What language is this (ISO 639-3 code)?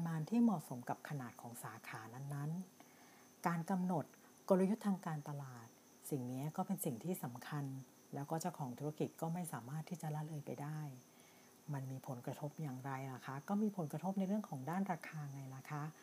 tha